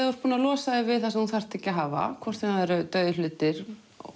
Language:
Icelandic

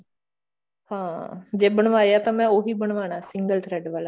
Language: Punjabi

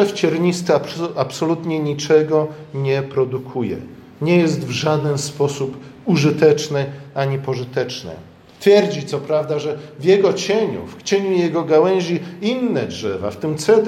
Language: Polish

